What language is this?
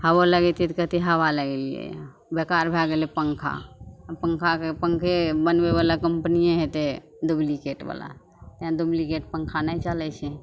Maithili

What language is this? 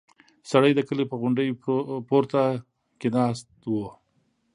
Pashto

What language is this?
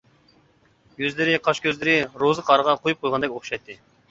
Uyghur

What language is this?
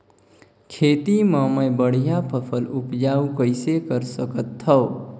Chhattisgarhi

